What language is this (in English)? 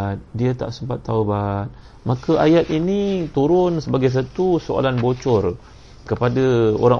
Malay